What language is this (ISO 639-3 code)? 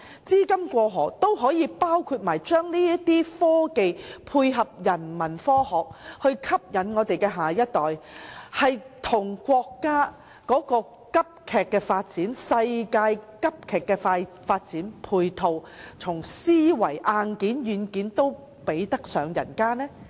yue